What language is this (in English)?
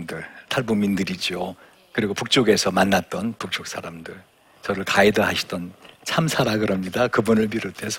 Korean